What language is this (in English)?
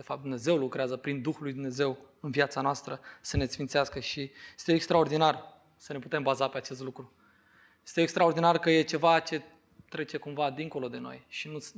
Romanian